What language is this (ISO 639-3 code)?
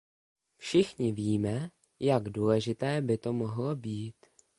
ces